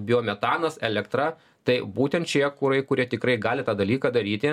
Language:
Lithuanian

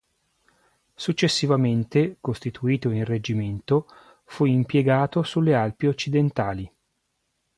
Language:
Italian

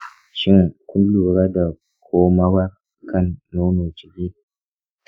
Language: Hausa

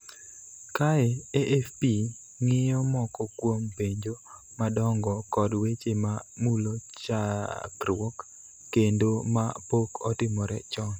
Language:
Luo (Kenya and Tanzania)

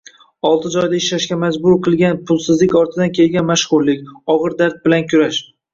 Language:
Uzbek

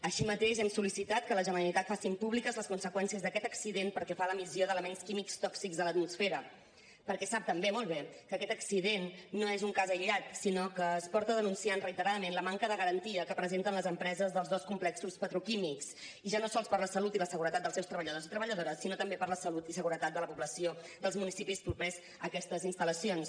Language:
Catalan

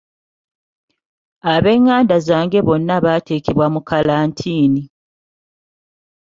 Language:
Ganda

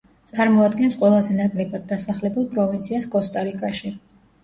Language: Georgian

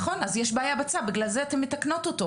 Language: Hebrew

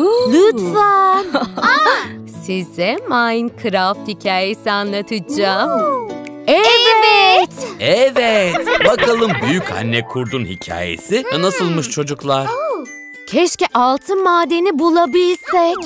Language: Turkish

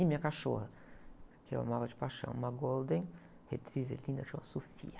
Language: Portuguese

